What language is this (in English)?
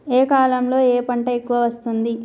Telugu